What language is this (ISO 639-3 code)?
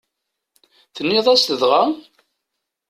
kab